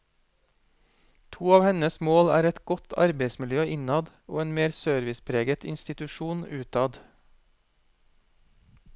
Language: Norwegian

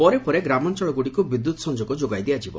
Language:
Odia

